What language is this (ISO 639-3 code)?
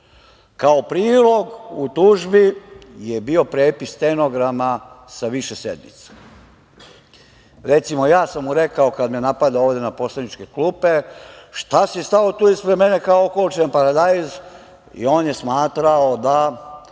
srp